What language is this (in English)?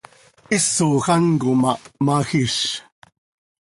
Seri